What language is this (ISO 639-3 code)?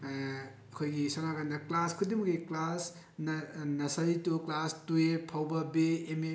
mni